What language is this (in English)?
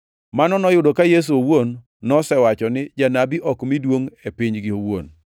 Luo (Kenya and Tanzania)